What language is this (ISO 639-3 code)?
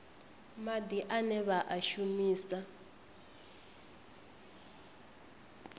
ven